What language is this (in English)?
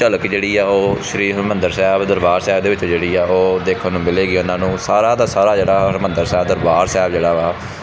Punjabi